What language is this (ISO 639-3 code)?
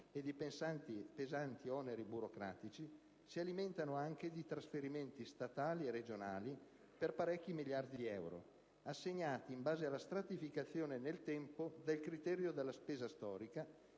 ita